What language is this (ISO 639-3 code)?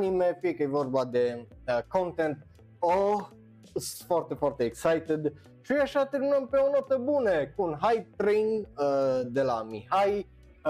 ron